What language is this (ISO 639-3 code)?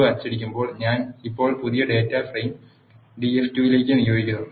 mal